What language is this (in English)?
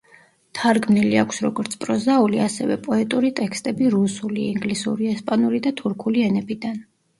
Georgian